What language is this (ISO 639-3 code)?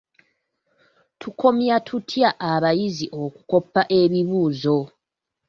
lug